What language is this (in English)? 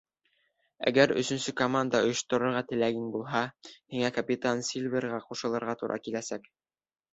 Bashkir